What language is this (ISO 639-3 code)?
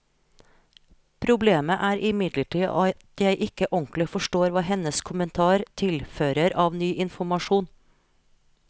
nor